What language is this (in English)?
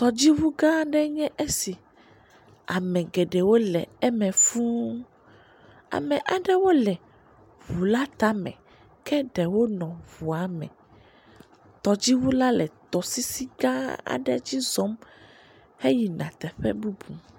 Ewe